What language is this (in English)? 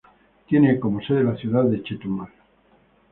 Spanish